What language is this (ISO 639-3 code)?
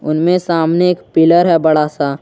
hin